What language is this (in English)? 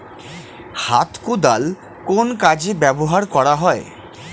Bangla